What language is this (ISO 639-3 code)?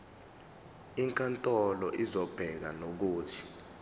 zul